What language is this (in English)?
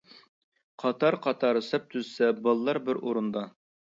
Uyghur